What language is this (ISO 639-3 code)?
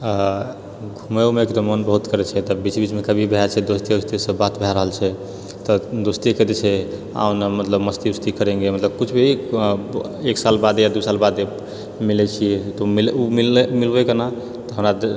mai